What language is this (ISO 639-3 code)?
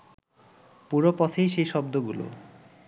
ben